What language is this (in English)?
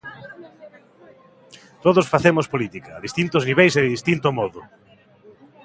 Galician